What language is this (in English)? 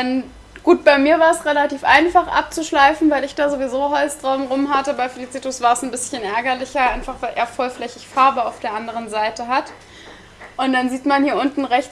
German